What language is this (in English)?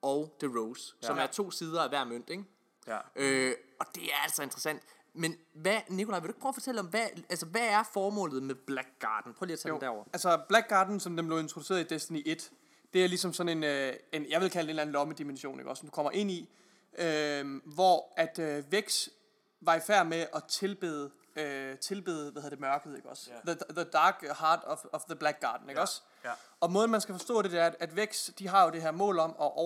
Danish